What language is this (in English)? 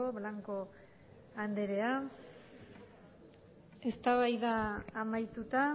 Basque